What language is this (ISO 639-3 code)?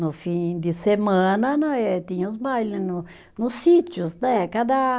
por